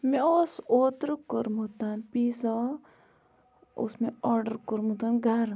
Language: Kashmiri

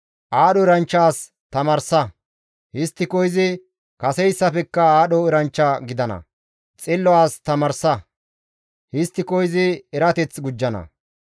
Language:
Gamo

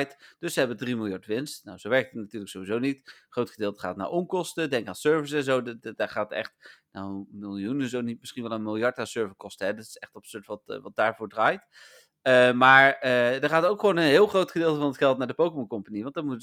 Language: Dutch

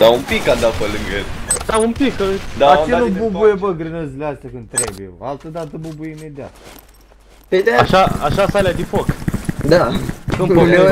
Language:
Romanian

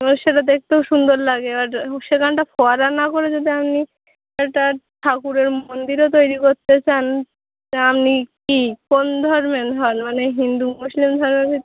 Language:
Bangla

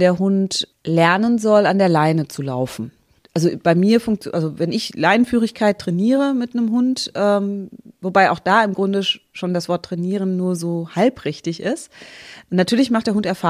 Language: German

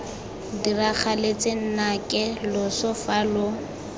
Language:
Tswana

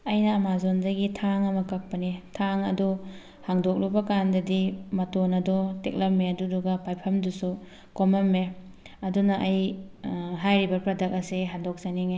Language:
Manipuri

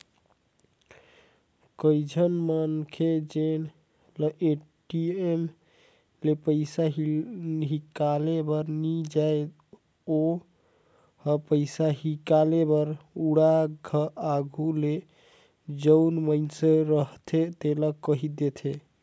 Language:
Chhattisgarhi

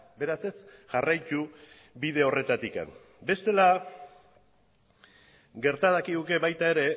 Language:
Basque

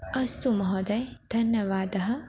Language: Sanskrit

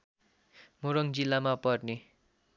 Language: Nepali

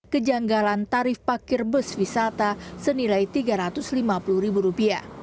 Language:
Indonesian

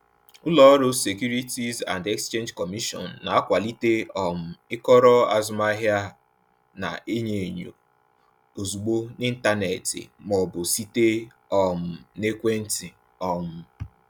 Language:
Igbo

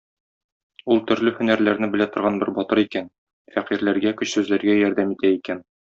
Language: Tatar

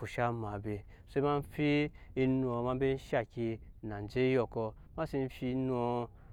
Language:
Nyankpa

